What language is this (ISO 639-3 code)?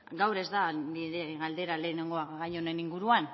eus